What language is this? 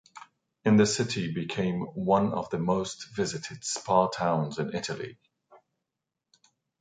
English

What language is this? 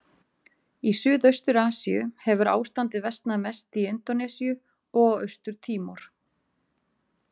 Icelandic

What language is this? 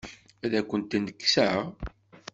Kabyle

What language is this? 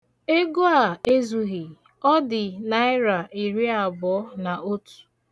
Igbo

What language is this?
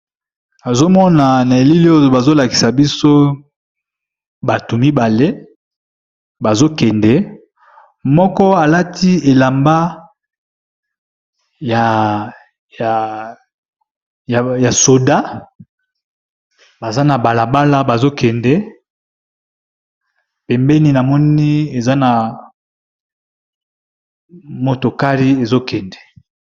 Lingala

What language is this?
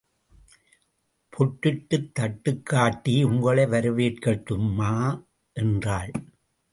Tamil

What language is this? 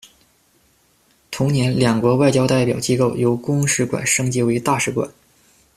Chinese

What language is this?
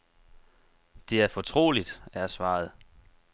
Danish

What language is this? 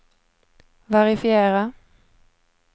Swedish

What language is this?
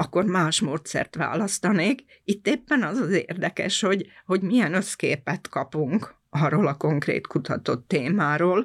Hungarian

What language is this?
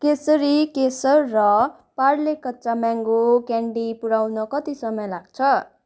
Nepali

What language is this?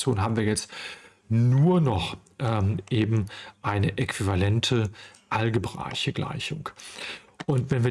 German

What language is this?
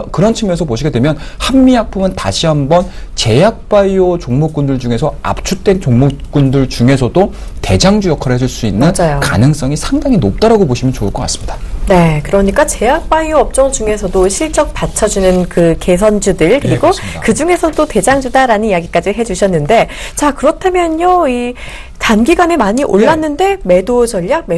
Korean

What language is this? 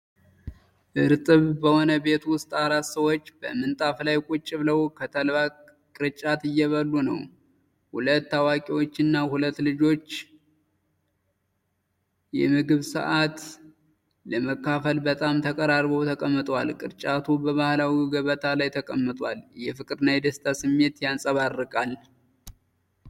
Amharic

